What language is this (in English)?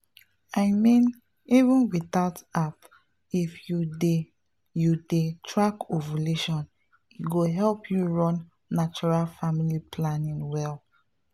Nigerian Pidgin